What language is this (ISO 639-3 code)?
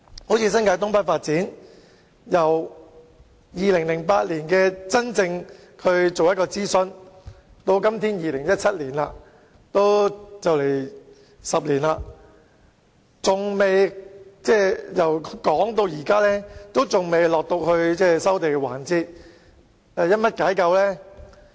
yue